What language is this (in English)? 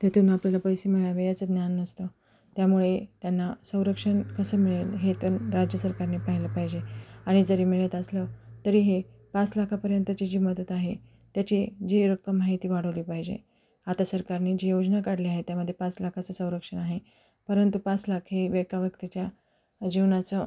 Marathi